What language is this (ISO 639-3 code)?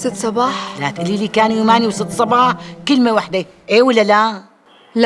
ara